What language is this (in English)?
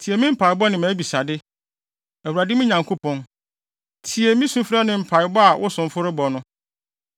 Akan